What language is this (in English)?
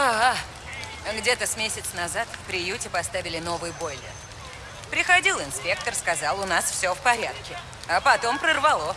Russian